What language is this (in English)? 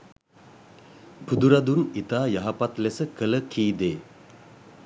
Sinhala